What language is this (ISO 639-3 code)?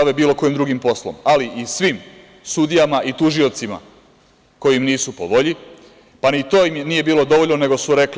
srp